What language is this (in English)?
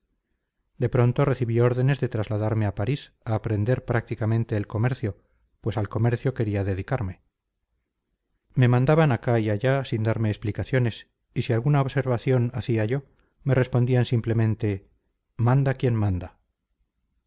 Spanish